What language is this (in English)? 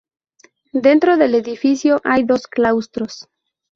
Spanish